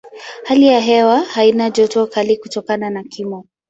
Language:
Swahili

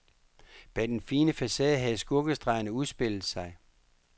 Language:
Danish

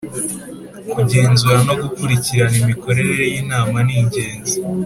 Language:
Kinyarwanda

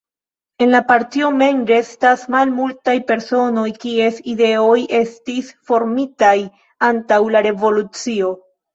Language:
Esperanto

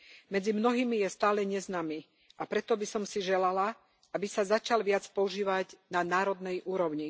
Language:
Slovak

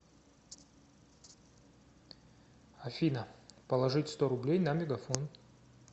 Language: Russian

